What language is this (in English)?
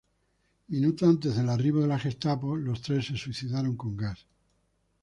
Spanish